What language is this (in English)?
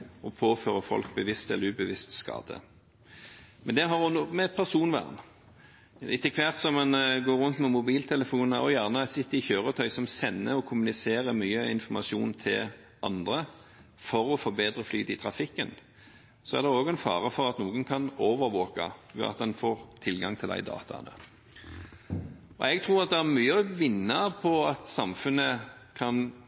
Norwegian Bokmål